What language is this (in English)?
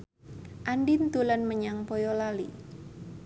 Javanese